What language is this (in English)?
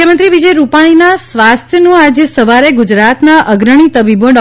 Gujarati